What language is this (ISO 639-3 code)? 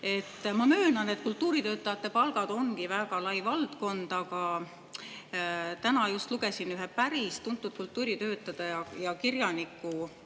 est